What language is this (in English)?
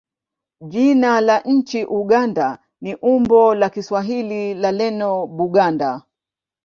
Swahili